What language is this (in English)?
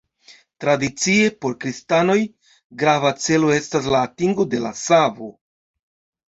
Esperanto